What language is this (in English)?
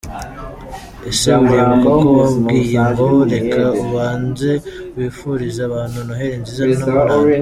Kinyarwanda